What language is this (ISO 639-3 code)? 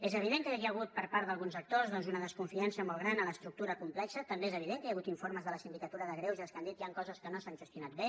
cat